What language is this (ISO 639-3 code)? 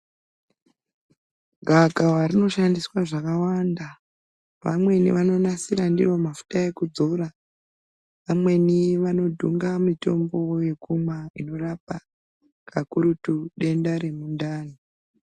ndc